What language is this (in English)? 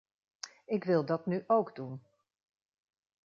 Dutch